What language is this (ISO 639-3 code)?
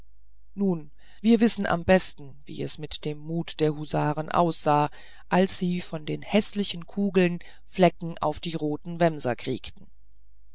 deu